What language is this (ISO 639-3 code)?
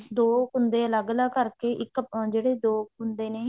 pan